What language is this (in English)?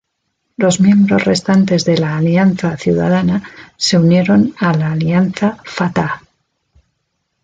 Spanish